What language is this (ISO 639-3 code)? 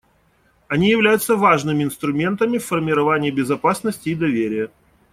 rus